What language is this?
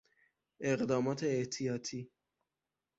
Persian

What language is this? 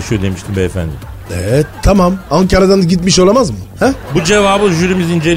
Turkish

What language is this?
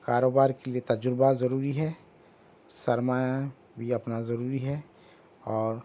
Urdu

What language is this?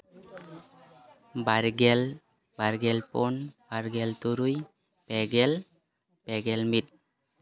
Santali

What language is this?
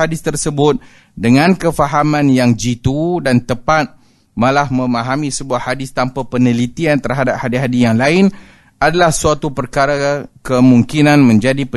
Malay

